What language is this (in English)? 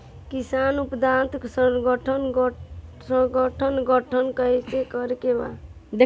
Bhojpuri